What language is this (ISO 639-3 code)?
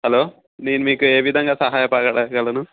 tel